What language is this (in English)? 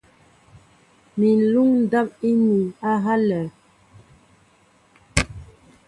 Mbo (Cameroon)